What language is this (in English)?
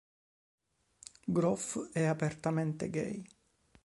Italian